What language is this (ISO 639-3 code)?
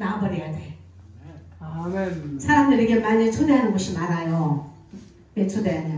kor